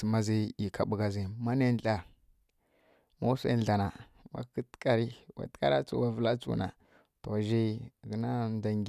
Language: Kirya-Konzəl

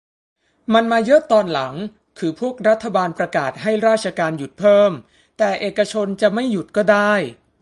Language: Thai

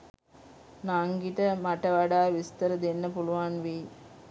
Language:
Sinhala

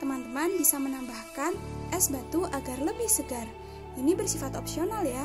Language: Indonesian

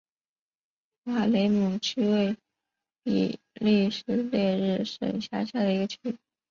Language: Chinese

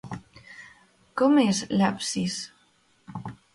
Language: Catalan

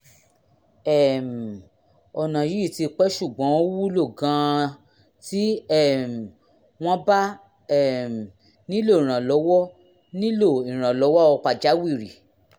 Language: Yoruba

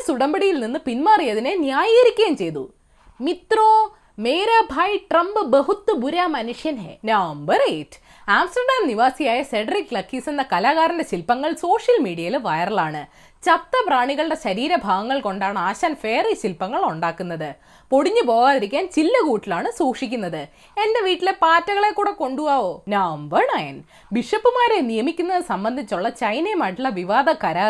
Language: Malayalam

